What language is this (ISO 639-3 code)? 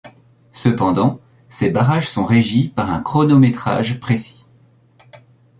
fra